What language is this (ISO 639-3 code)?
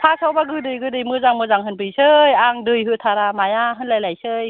brx